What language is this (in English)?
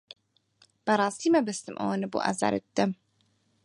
Central Kurdish